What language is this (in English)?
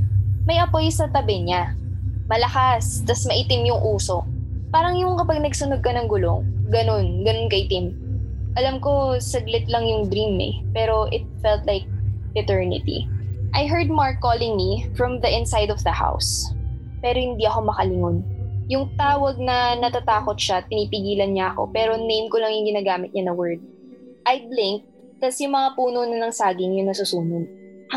Filipino